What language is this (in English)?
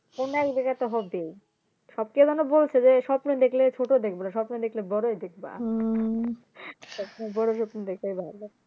Bangla